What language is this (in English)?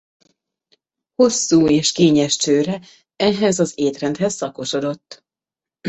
Hungarian